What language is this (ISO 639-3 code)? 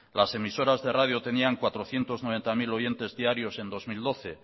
spa